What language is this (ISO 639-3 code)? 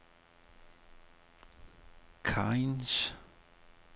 dan